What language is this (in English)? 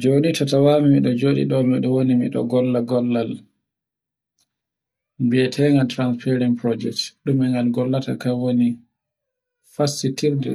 Borgu Fulfulde